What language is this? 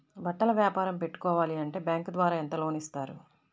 Telugu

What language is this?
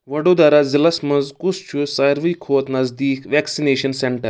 Kashmiri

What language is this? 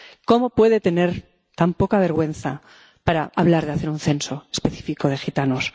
Spanish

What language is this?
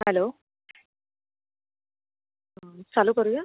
Marathi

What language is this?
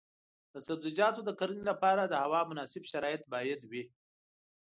Pashto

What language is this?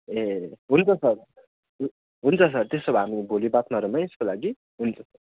Nepali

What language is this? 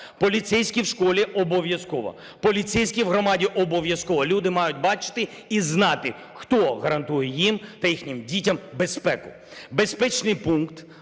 Ukrainian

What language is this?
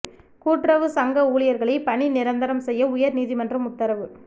Tamil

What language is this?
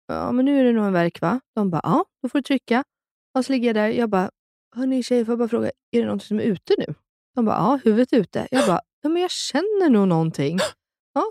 Swedish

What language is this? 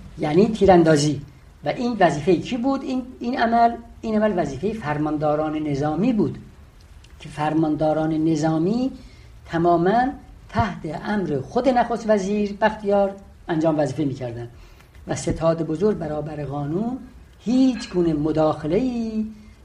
Persian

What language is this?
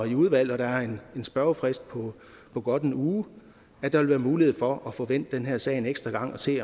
Danish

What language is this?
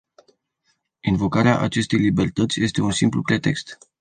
Romanian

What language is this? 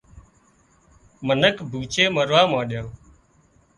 Wadiyara Koli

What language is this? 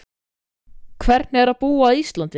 Icelandic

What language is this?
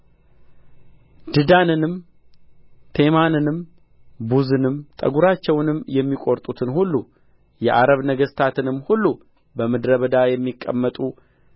Amharic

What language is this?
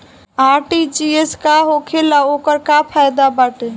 Bhojpuri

